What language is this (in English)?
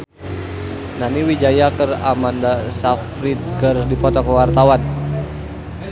Sundanese